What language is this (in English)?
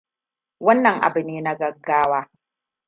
Hausa